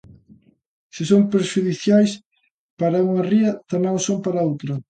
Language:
Galician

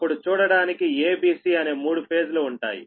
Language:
Telugu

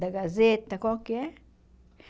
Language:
Portuguese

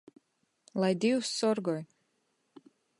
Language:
Latgalian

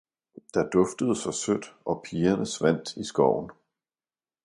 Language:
Danish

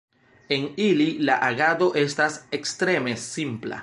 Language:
Esperanto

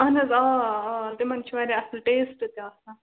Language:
Kashmiri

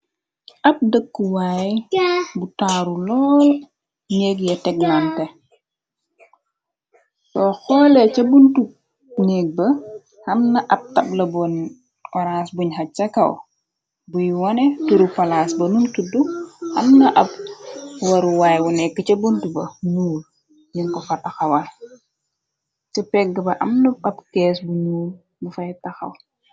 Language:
Wolof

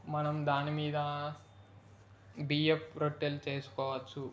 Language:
Telugu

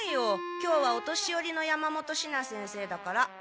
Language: Japanese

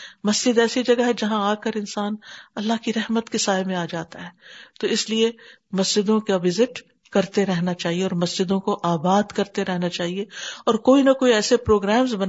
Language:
Urdu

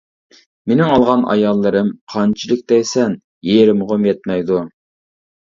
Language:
Uyghur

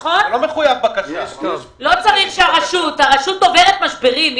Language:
Hebrew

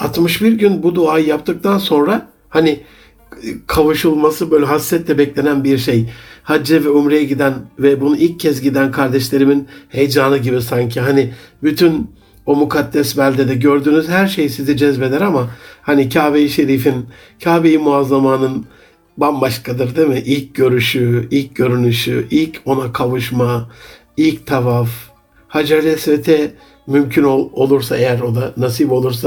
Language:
Turkish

